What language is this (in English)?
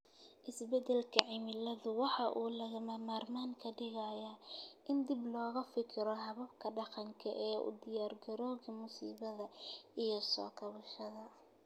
Somali